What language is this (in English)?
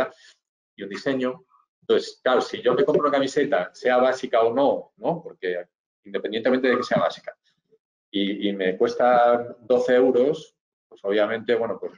Spanish